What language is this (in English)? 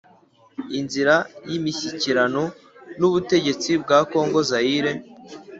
Kinyarwanda